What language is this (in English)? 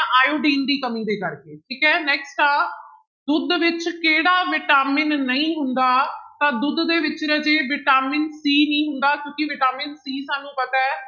Punjabi